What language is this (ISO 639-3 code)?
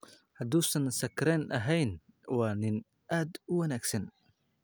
som